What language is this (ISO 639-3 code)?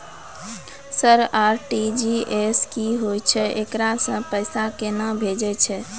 mai